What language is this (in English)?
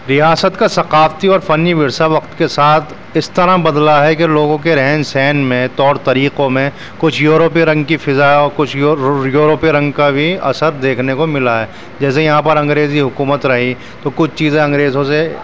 Urdu